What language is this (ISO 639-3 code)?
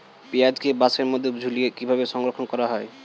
ben